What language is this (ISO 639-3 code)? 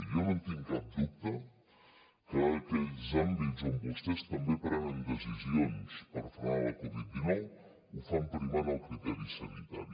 cat